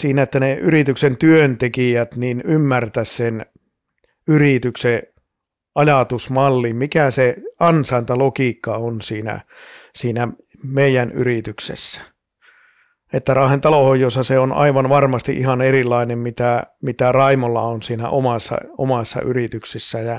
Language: Finnish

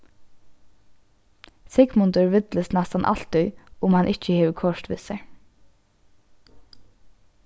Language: Faroese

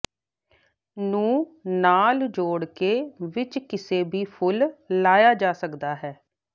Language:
Punjabi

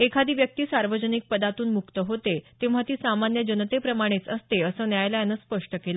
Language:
Marathi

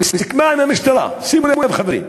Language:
Hebrew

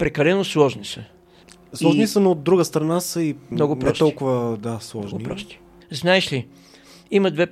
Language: Bulgarian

